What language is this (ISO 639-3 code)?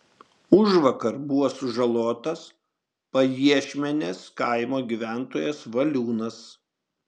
lit